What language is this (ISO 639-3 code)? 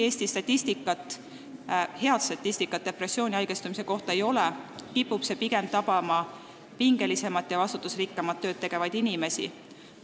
est